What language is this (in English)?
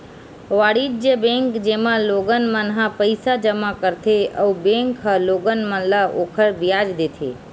Chhattisgarhi